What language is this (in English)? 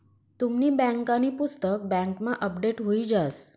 Marathi